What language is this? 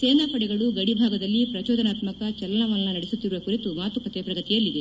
Kannada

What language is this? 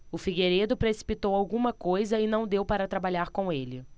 Portuguese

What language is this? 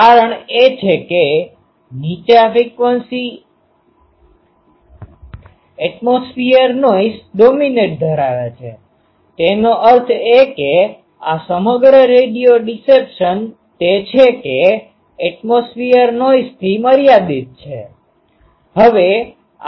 Gujarati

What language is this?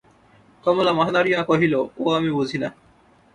Bangla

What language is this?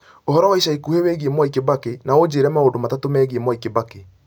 Kikuyu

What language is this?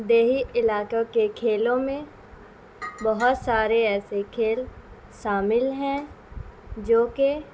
Urdu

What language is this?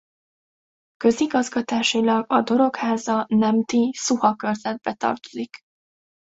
Hungarian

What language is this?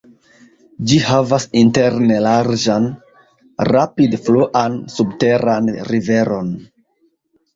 Esperanto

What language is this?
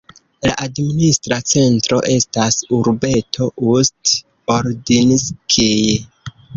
Esperanto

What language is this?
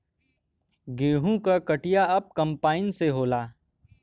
Bhojpuri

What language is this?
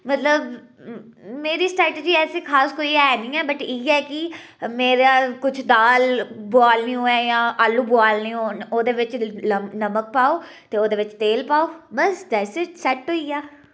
Dogri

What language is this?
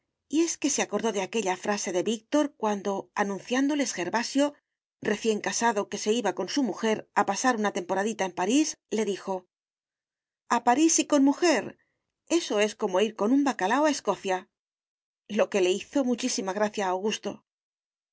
Spanish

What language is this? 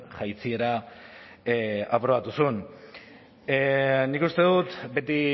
Basque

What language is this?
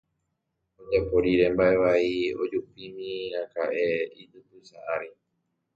Guarani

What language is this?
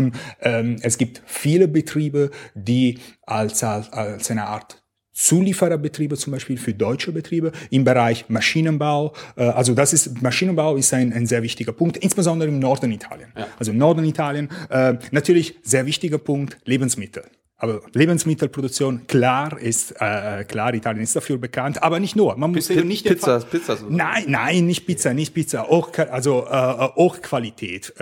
German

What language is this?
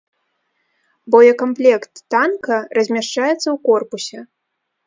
Belarusian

